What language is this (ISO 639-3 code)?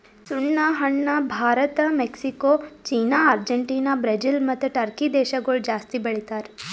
kan